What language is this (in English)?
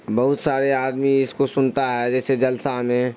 Urdu